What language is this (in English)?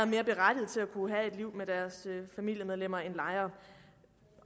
Danish